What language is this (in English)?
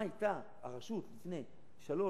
Hebrew